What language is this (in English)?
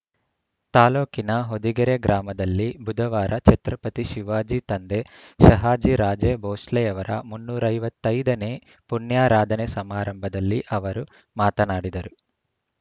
Kannada